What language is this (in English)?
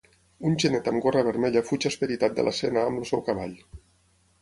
Catalan